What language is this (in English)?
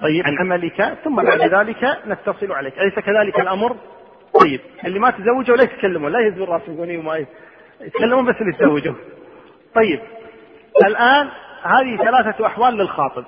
Arabic